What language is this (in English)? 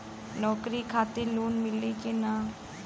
Bhojpuri